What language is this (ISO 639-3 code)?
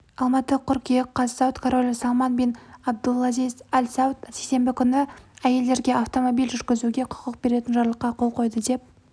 kaz